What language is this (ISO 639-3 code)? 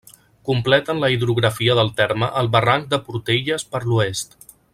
cat